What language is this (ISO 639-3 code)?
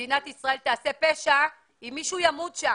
heb